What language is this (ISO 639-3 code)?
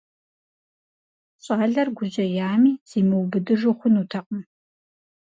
kbd